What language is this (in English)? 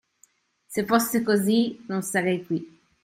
Italian